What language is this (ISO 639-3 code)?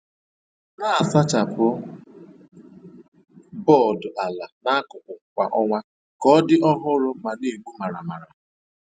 ibo